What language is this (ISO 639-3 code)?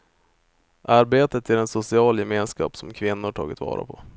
swe